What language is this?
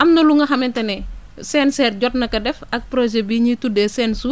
Wolof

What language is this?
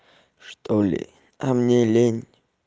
Russian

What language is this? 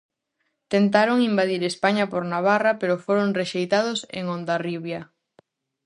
Galician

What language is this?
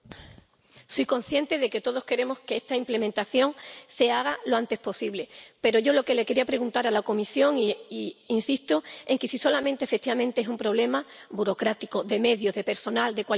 Spanish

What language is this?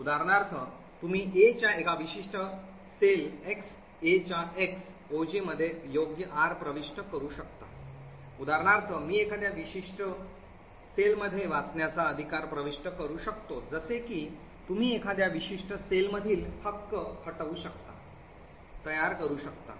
Marathi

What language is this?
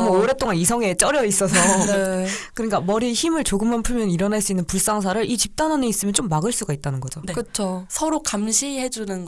Korean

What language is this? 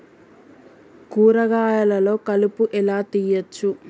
Telugu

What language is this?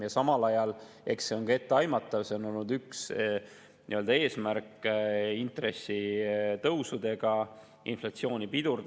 Estonian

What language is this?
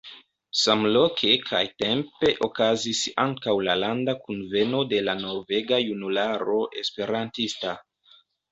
Esperanto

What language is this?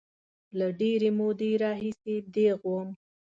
Pashto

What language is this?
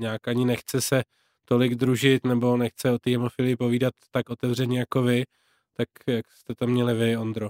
Czech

